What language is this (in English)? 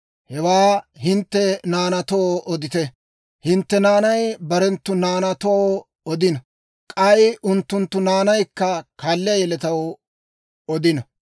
Dawro